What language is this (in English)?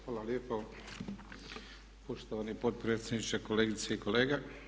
Croatian